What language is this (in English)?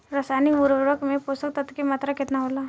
Bhojpuri